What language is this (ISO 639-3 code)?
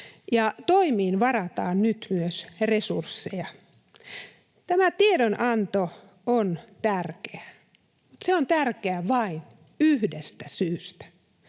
fin